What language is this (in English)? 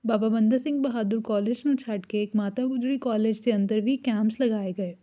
Punjabi